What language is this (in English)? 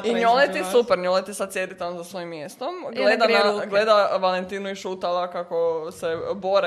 Croatian